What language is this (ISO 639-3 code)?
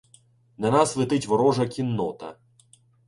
ukr